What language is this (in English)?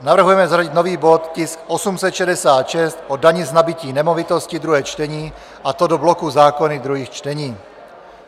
Czech